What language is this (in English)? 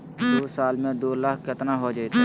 Magahi